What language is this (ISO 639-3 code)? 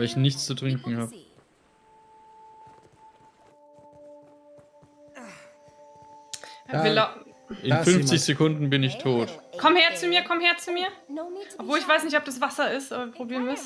deu